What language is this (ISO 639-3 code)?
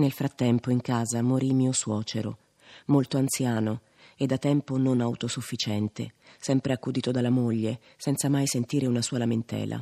ita